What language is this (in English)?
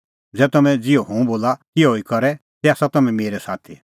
Kullu Pahari